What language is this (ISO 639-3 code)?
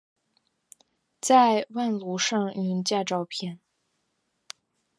zho